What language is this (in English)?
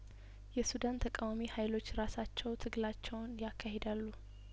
Amharic